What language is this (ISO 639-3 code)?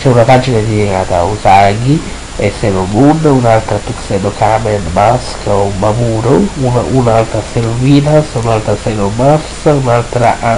ita